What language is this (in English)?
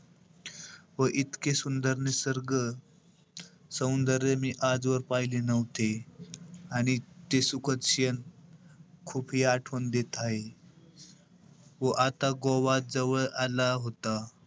Marathi